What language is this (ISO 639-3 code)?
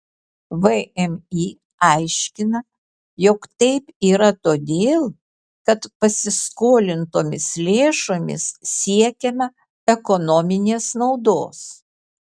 lit